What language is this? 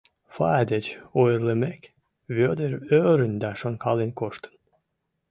Mari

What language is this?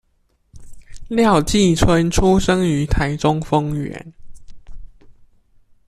Chinese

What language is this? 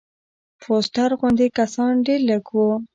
Pashto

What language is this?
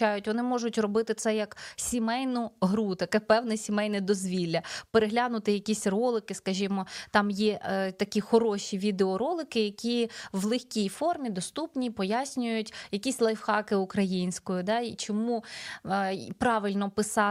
Ukrainian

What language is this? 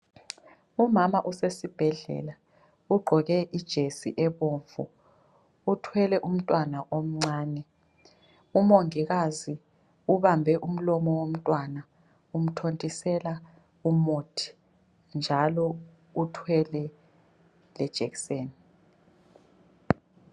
North Ndebele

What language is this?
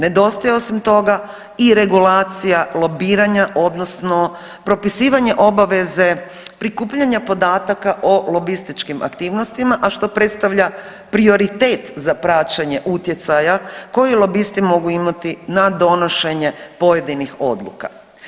Croatian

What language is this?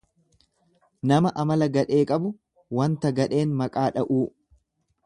Oromo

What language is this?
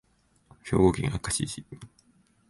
Japanese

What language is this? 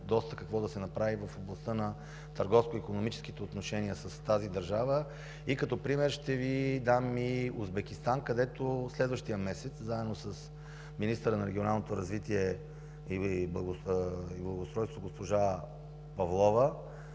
Bulgarian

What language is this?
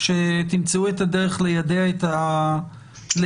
Hebrew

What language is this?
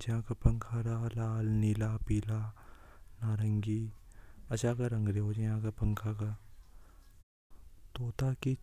Hadothi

